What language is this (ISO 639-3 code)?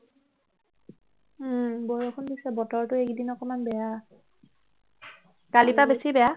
asm